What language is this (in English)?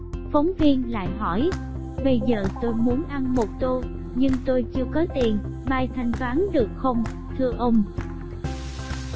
Vietnamese